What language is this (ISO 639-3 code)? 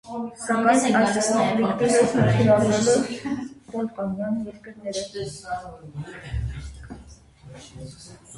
hye